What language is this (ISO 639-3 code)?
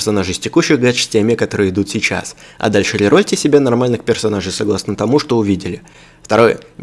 rus